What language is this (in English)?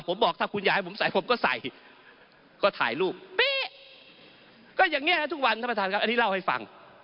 Thai